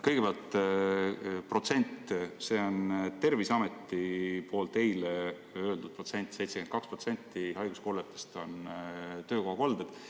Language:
Estonian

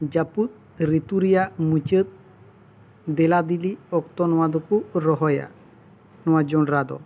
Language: Santali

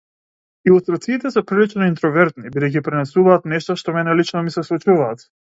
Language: Macedonian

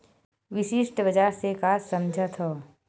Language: Chhattisgarhi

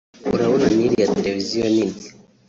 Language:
Kinyarwanda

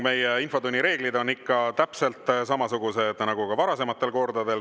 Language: Estonian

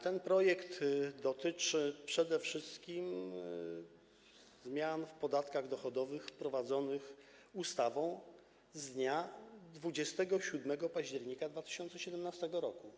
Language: Polish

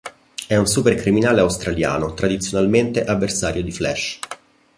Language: Italian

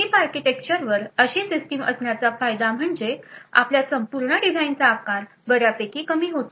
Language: Marathi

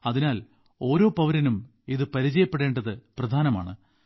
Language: Malayalam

